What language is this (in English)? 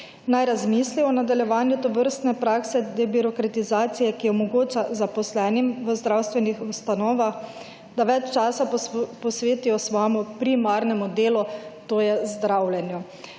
Slovenian